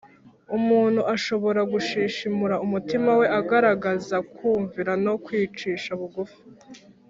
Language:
Kinyarwanda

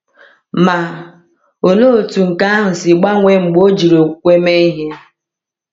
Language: Igbo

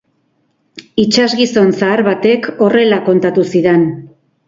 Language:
Basque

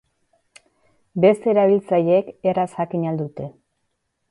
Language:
Basque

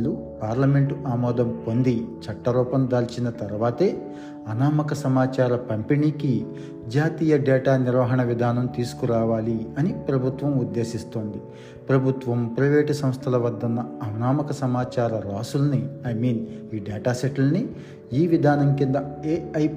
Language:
Telugu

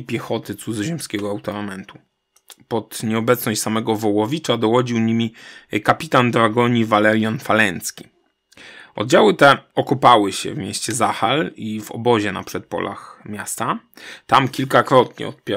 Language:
Polish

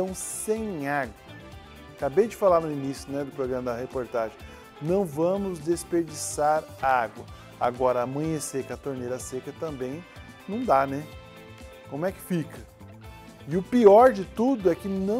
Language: Portuguese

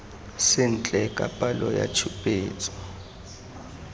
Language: Tswana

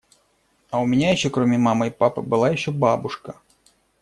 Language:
Russian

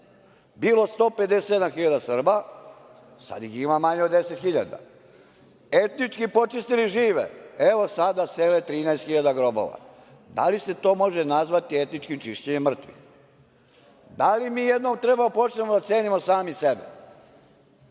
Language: Serbian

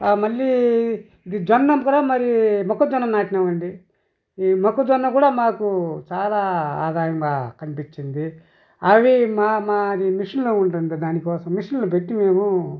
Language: Telugu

